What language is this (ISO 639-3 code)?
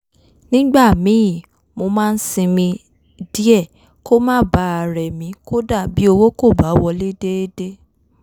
yor